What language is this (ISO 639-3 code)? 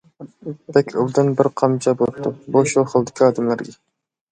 uig